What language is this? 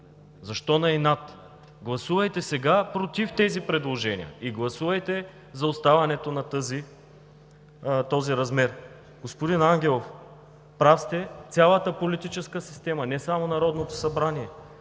Bulgarian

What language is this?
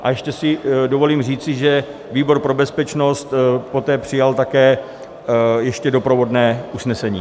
Czech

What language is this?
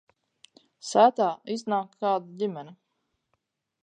Latvian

